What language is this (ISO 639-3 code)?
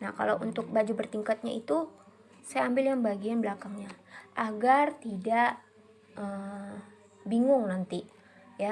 ind